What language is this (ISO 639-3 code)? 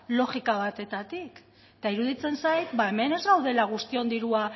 eus